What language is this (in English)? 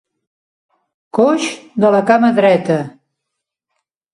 Catalan